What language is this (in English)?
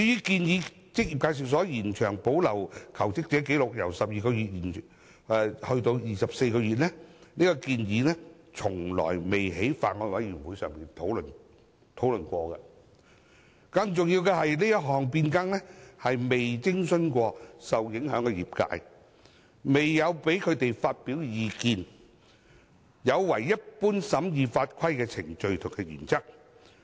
Cantonese